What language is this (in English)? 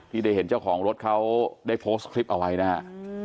Thai